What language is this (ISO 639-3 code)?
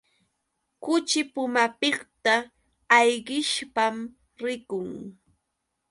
qux